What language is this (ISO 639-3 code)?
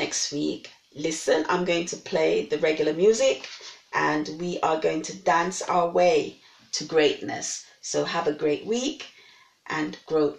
eng